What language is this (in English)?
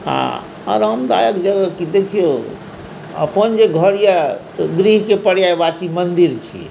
Maithili